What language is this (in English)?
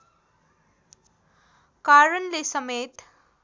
Nepali